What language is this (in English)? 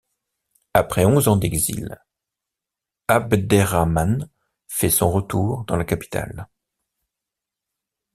French